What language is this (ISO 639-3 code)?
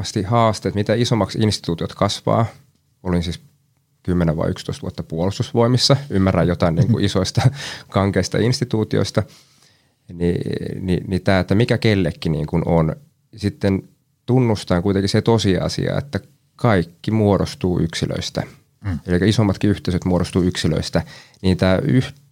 fin